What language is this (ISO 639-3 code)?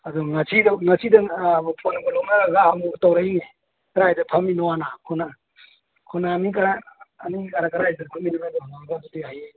mni